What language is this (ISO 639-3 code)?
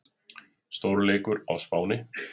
isl